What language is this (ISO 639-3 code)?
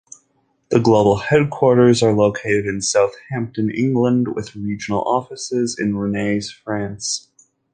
eng